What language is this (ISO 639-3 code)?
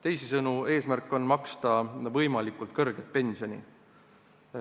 est